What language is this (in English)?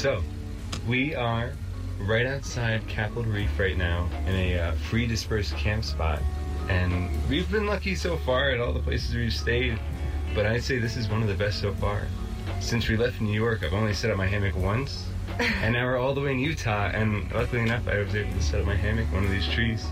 Danish